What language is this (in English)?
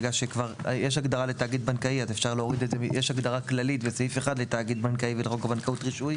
Hebrew